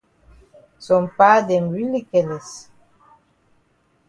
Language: Cameroon Pidgin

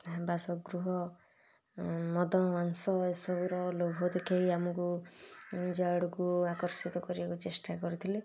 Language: Odia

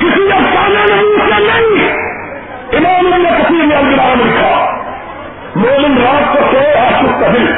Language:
Urdu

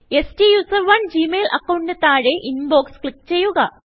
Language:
Malayalam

